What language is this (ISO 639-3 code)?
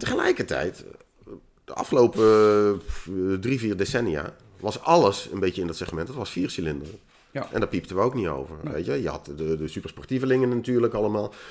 nld